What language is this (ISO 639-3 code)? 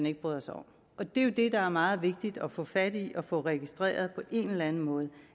dan